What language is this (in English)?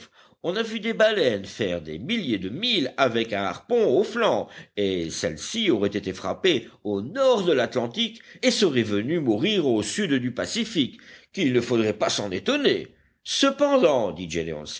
French